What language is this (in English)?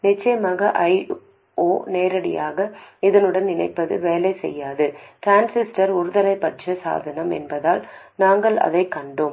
Tamil